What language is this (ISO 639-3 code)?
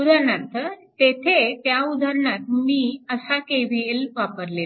mar